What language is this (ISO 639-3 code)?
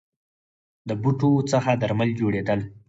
pus